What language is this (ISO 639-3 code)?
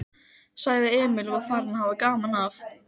isl